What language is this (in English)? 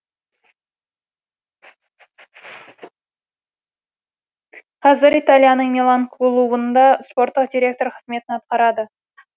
Kazakh